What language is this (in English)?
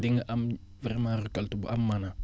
Wolof